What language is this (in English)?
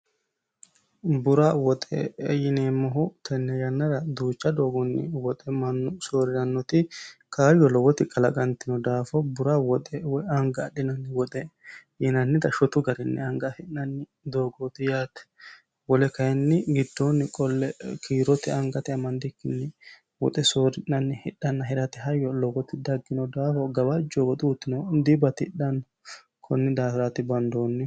Sidamo